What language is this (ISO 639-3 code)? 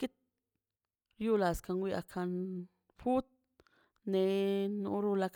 zpy